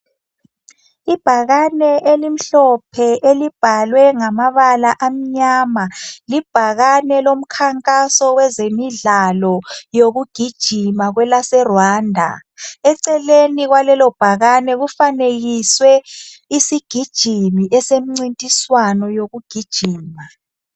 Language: North Ndebele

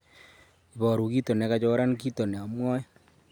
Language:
Kalenjin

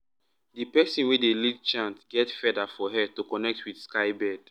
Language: Nigerian Pidgin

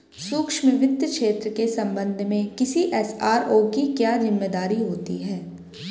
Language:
Hindi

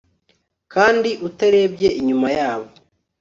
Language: Kinyarwanda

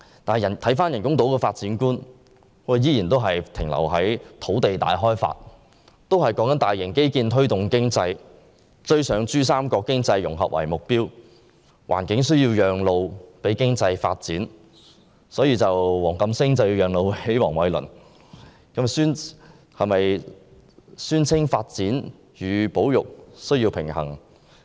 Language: Cantonese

